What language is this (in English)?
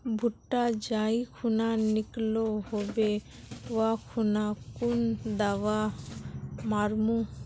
Magahi